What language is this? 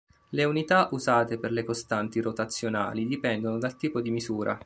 Italian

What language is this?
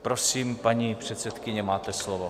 Czech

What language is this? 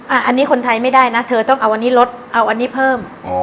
Thai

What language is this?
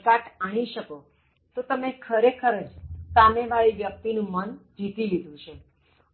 Gujarati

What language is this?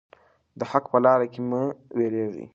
Pashto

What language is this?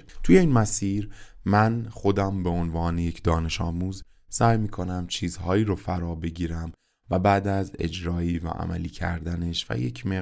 Persian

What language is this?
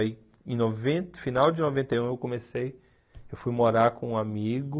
Portuguese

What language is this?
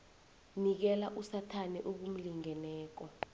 South Ndebele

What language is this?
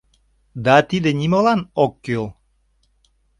Mari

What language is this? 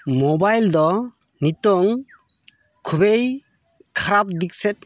Santali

